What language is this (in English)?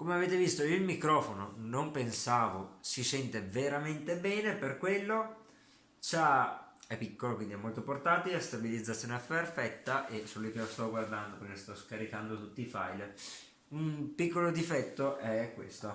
Italian